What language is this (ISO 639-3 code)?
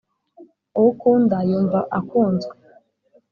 kin